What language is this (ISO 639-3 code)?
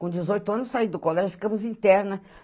por